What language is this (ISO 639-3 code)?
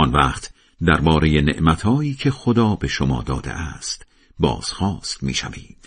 fas